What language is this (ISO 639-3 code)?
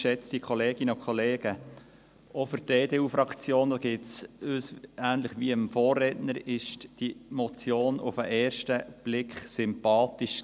gsw